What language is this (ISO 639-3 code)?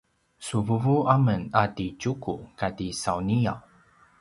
pwn